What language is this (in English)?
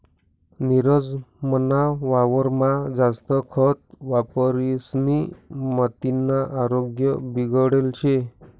Marathi